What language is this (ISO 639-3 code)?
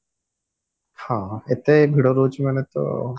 ori